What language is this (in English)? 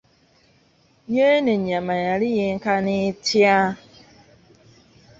Ganda